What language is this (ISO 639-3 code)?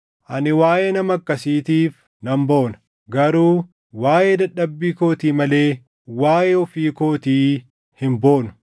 orm